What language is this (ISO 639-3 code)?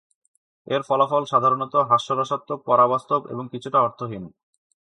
ben